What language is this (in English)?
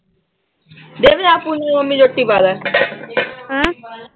Punjabi